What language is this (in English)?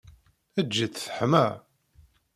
Kabyle